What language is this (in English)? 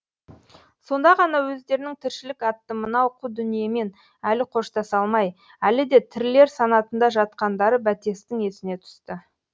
Kazakh